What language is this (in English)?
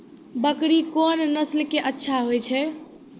Maithili